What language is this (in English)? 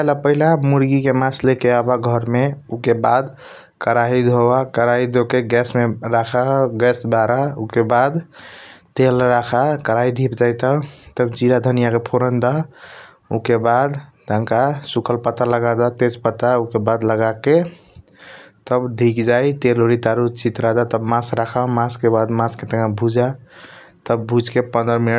Kochila Tharu